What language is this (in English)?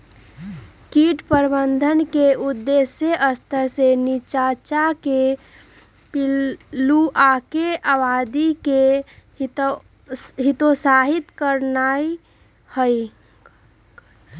Magahi